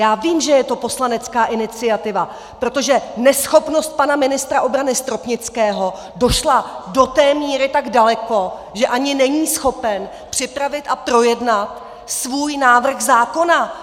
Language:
Czech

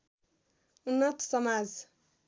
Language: Nepali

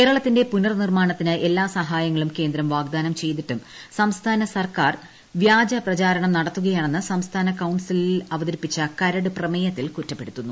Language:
Malayalam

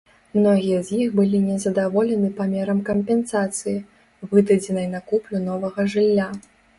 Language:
Belarusian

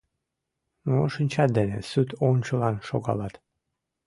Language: Mari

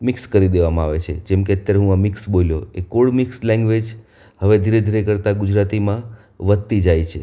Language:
Gujarati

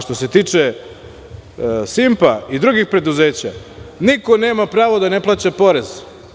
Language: Serbian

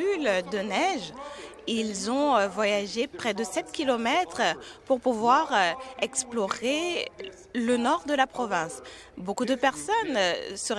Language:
French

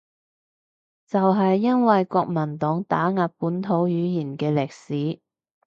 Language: Cantonese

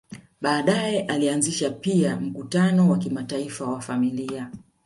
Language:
Swahili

